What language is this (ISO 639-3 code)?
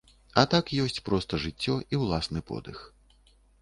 bel